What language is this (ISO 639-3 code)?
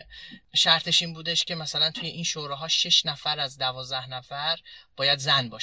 fas